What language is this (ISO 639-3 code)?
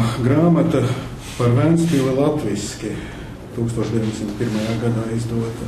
lav